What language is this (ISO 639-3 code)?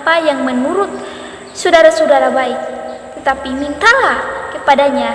ind